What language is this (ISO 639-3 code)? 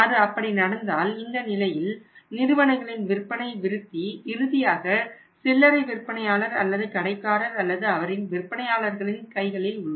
tam